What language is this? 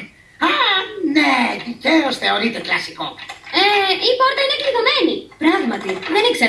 Greek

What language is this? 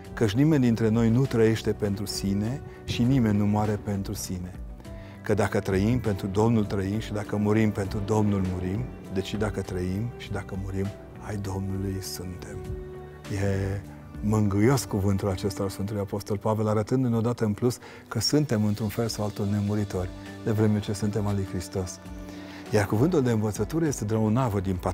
Romanian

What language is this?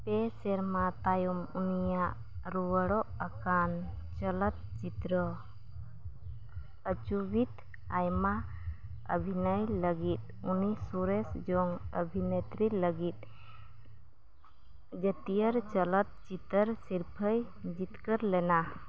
Santali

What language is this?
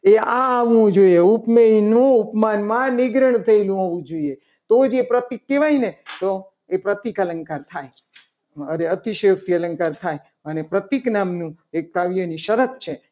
Gujarati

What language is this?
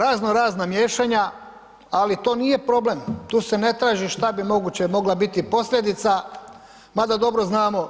Croatian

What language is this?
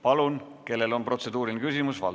Estonian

